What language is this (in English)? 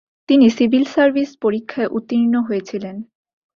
Bangla